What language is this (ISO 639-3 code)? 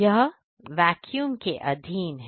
hin